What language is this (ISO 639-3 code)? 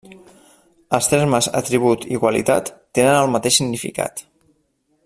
cat